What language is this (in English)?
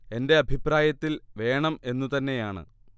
Malayalam